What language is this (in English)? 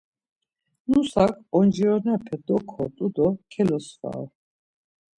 Laz